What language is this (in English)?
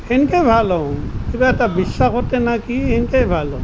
Assamese